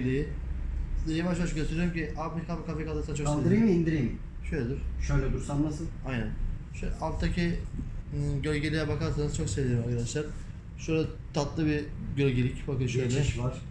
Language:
Turkish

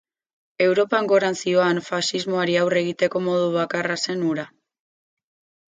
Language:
Basque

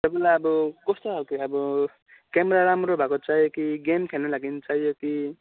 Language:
Nepali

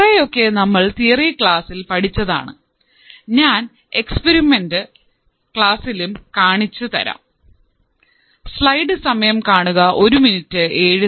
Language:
Malayalam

